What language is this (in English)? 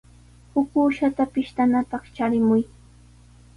Sihuas Ancash Quechua